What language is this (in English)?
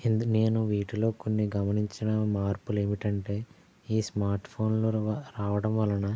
Telugu